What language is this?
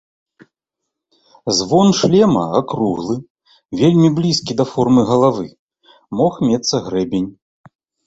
Belarusian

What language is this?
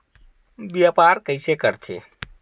Chhattisgarhi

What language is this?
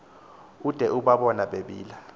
Xhosa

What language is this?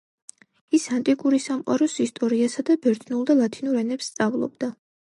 Georgian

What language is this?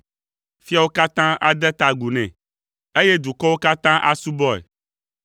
Ewe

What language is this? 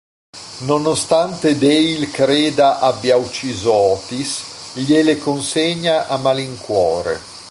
Italian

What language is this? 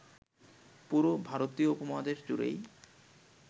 Bangla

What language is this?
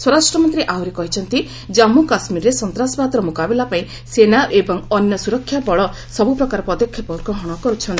Odia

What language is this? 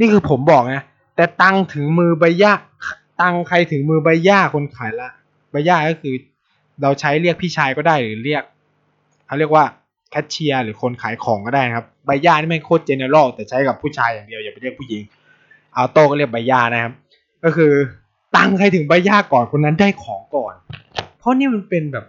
Thai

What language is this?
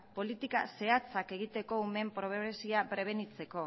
Basque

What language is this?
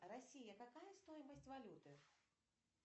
Russian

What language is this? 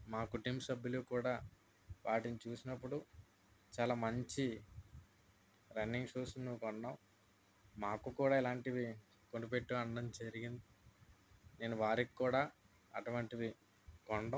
Telugu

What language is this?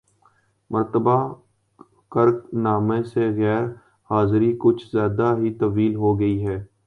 Urdu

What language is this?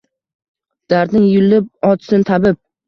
Uzbek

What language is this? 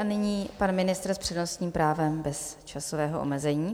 Czech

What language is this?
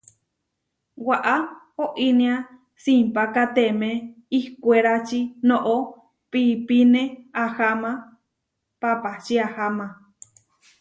Huarijio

